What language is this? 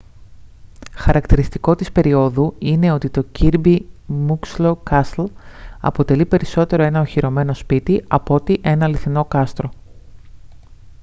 Greek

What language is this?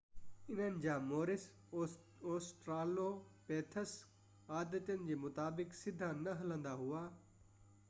Sindhi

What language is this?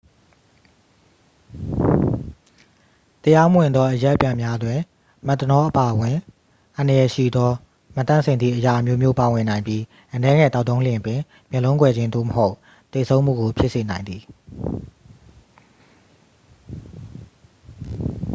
Burmese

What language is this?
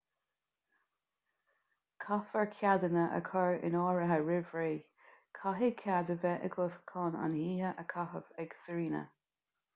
Irish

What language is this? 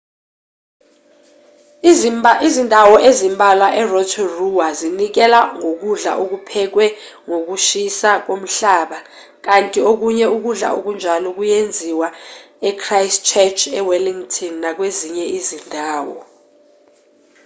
Zulu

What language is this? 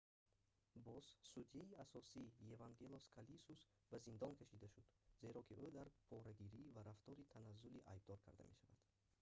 Tajik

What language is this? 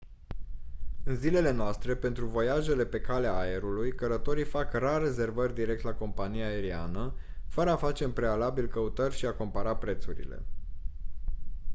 Romanian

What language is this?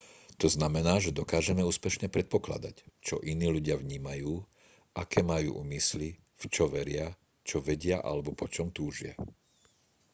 Slovak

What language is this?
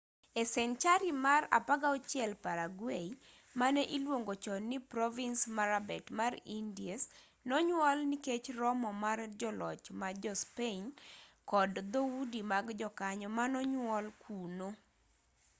Luo (Kenya and Tanzania)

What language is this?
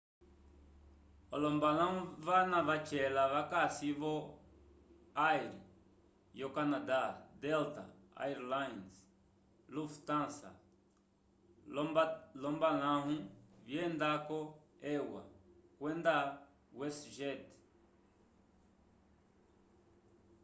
Umbundu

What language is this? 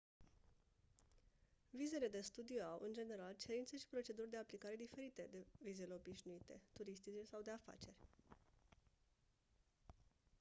Romanian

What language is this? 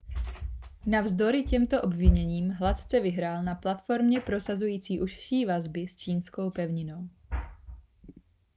Czech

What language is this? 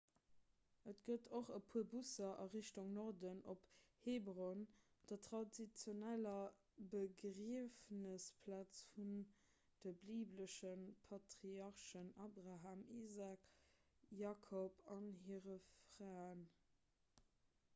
Luxembourgish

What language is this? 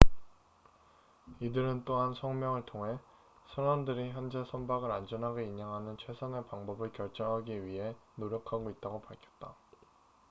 Korean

